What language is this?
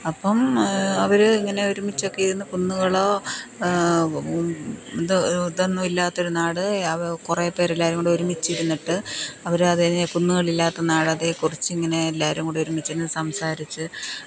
Malayalam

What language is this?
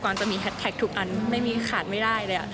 Thai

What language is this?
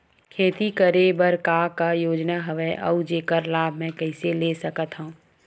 Chhattisgarhi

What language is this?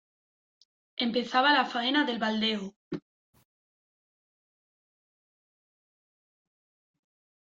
Spanish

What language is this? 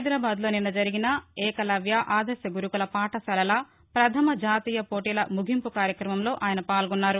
Telugu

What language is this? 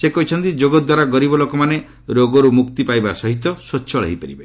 Odia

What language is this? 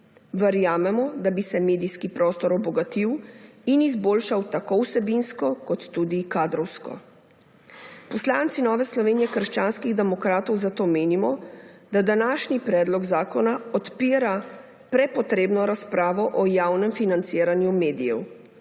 Slovenian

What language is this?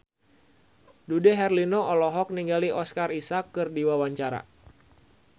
Sundanese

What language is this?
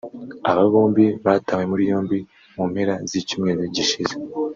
Kinyarwanda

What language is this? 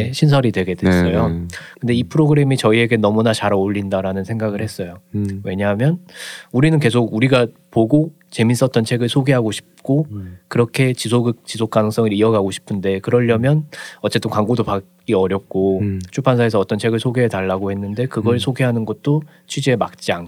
Korean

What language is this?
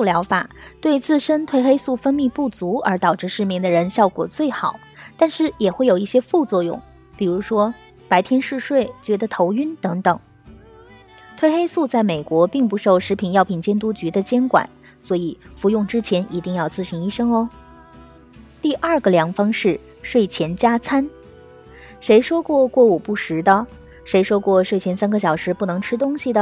Chinese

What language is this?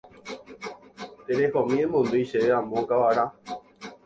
Guarani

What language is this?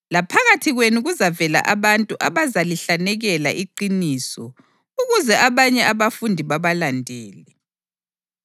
North Ndebele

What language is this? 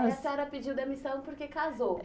Portuguese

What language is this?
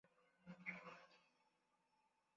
Swahili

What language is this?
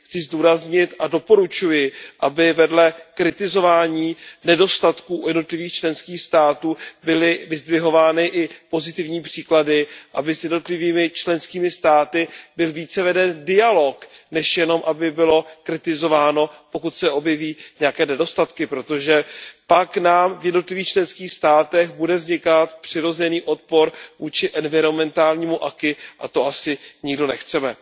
Czech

